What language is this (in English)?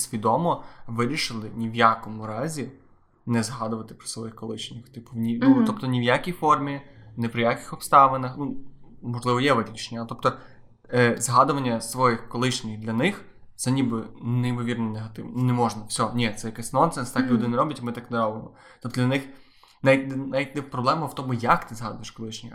Ukrainian